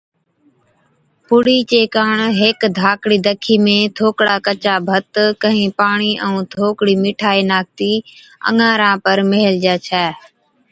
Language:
Od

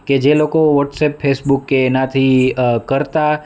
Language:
Gujarati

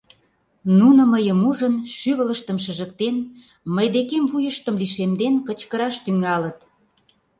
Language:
Mari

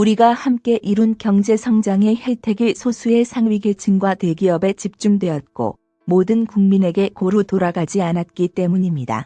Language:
Korean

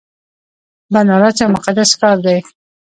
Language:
Pashto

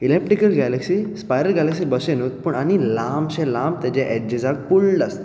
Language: Konkani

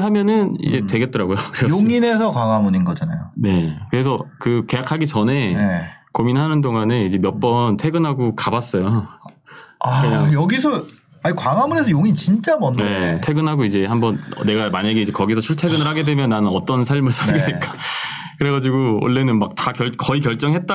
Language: Korean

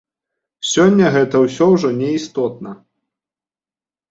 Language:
Belarusian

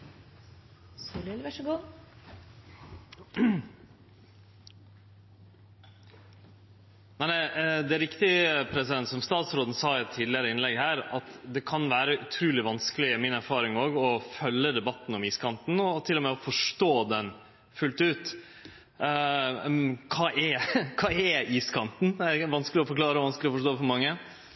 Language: Norwegian Nynorsk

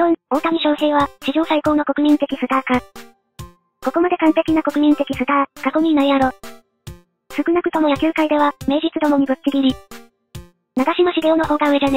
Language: Japanese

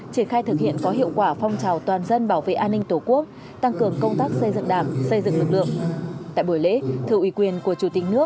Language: Vietnamese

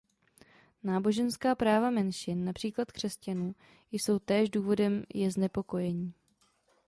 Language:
Czech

